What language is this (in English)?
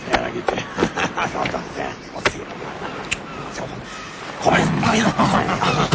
Norwegian